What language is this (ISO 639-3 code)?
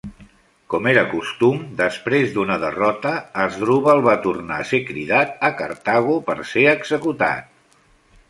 cat